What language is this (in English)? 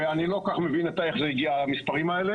Hebrew